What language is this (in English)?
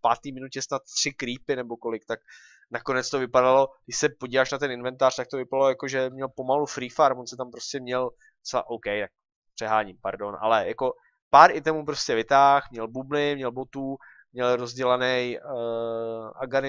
Czech